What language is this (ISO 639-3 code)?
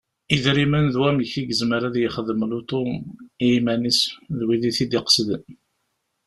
kab